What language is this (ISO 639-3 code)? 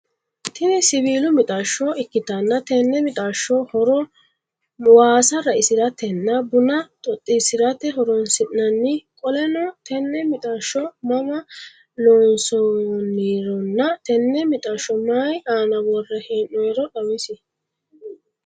sid